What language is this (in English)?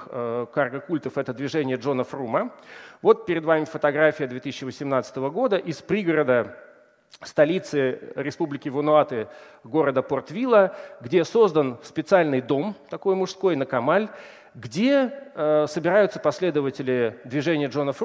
Russian